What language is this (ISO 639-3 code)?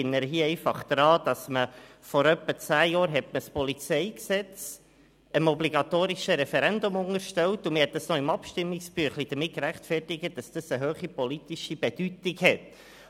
gsw